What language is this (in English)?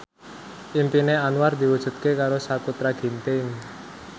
Javanese